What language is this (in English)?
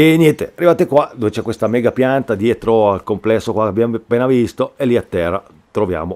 Italian